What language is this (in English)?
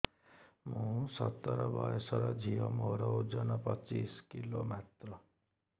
Odia